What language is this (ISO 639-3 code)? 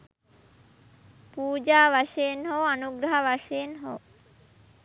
sin